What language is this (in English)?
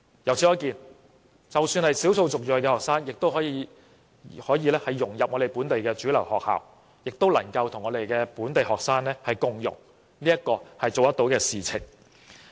Cantonese